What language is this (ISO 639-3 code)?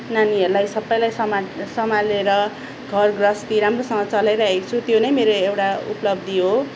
nep